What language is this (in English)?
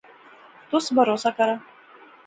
Pahari-Potwari